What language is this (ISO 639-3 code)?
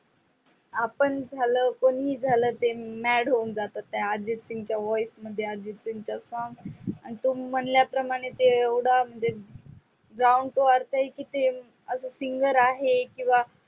mar